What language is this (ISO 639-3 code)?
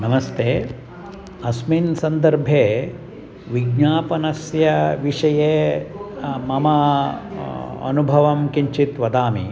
san